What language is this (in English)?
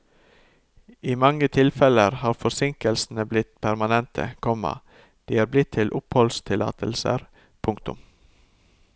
Norwegian